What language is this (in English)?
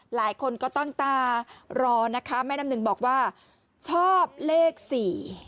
Thai